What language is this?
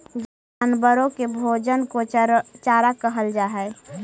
Magahi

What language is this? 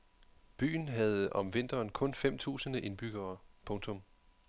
Danish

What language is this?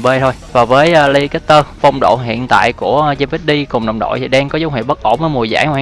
Vietnamese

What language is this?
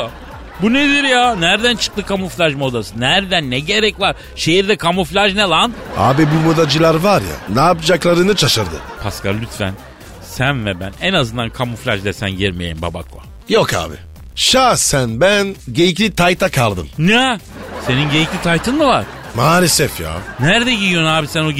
Turkish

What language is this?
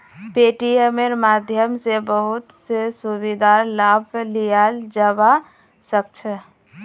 Magahi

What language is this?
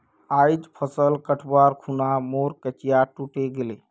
Magahi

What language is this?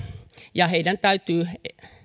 Finnish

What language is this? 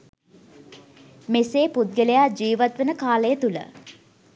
Sinhala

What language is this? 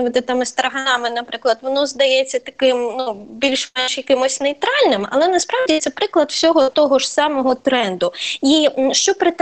Ukrainian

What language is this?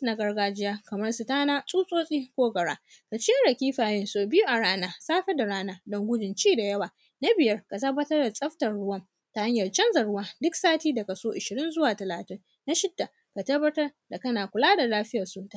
Hausa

